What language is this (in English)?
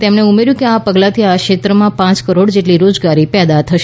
Gujarati